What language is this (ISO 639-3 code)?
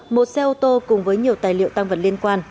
vie